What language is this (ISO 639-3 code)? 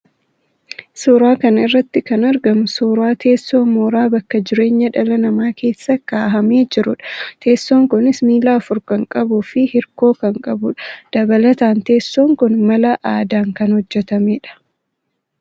orm